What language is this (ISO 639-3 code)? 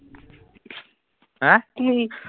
asm